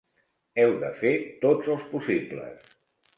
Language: Catalan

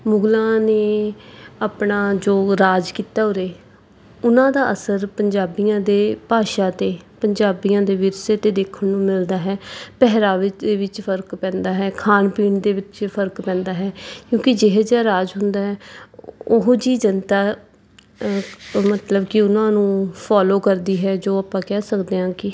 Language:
Punjabi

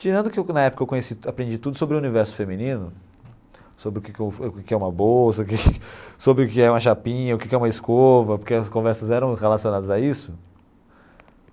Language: Portuguese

